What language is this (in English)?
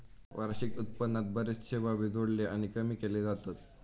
Marathi